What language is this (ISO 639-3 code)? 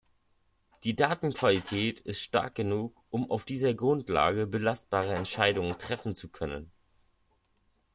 deu